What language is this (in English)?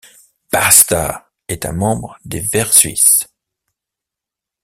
French